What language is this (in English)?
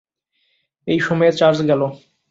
Bangla